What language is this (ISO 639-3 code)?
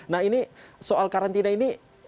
ind